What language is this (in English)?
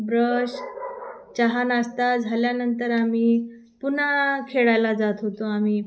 Marathi